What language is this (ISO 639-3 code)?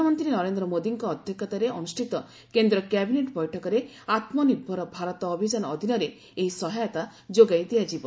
ori